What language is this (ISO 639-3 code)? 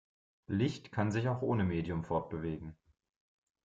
deu